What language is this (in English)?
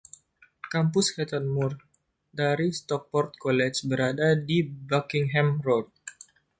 Indonesian